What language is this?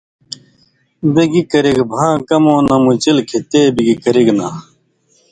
Indus Kohistani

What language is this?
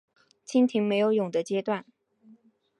Chinese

